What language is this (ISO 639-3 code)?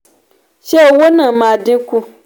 yor